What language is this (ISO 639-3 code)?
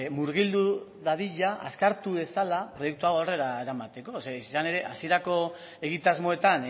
eus